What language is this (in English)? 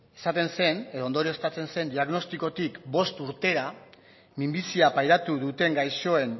Basque